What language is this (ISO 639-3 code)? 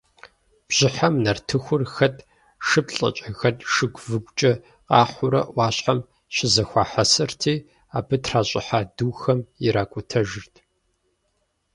kbd